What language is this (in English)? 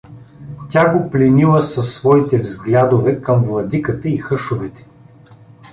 Bulgarian